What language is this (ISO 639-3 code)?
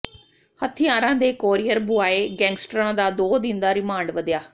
pan